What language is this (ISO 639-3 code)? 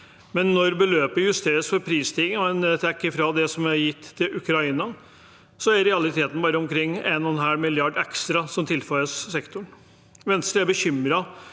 nor